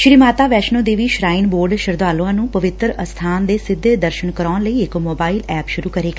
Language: Punjabi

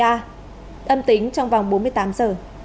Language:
Vietnamese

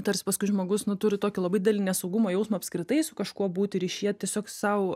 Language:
Lithuanian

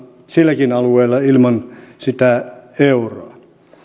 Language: Finnish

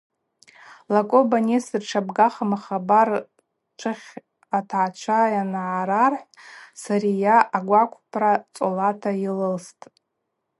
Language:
Abaza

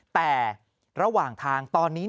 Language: Thai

